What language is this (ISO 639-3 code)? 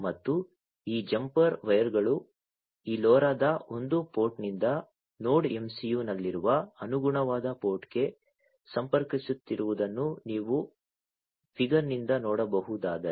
kan